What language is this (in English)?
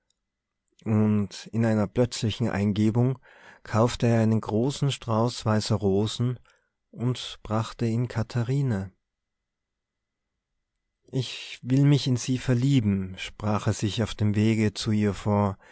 German